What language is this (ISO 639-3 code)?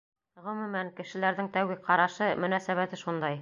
bak